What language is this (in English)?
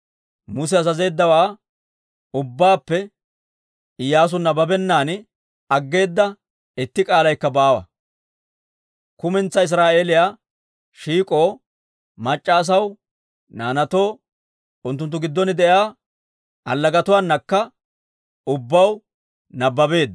Dawro